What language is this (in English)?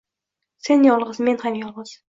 Uzbek